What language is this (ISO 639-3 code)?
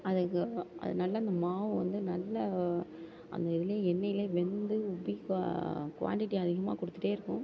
tam